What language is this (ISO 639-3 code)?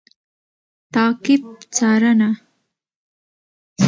pus